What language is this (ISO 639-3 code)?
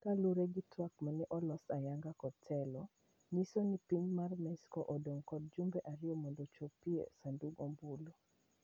luo